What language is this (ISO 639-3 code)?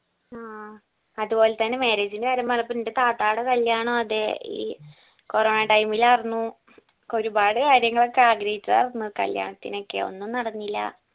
mal